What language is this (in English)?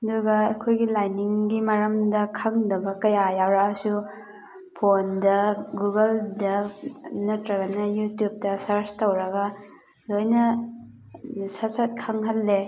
Manipuri